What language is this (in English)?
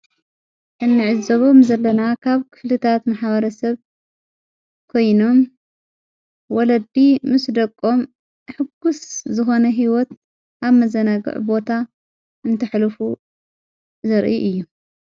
Tigrinya